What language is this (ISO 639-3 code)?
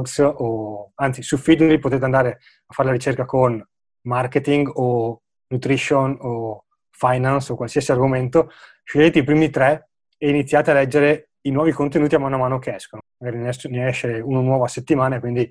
ita